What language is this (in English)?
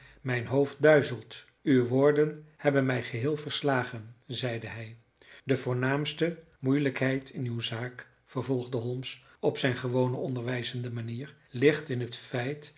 Dutch